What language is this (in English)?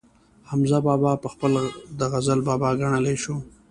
Pashto